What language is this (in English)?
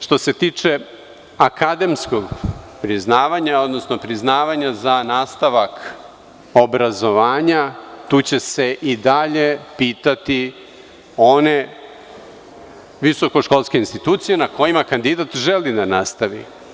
Serbian